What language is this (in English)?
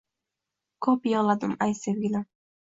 Uzbek